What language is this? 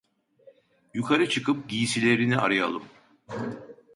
Turkish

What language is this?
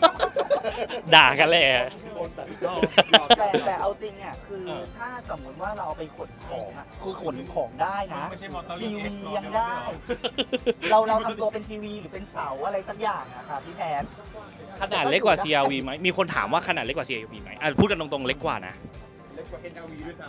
Thai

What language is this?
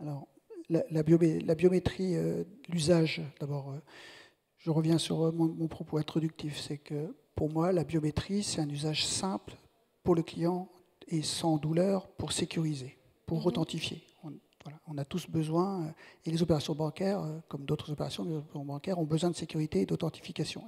French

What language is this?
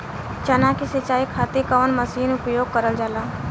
Bhojpuri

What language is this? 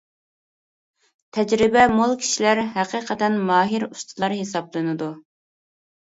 Uyghur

